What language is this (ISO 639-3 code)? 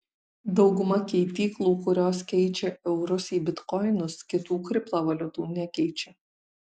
lit